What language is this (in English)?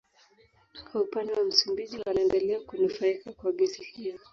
Swahili